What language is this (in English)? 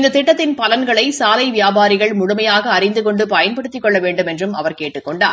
Tamil